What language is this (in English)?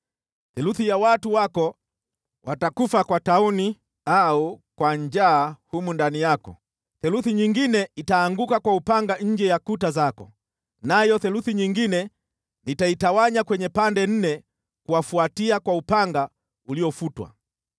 Swahili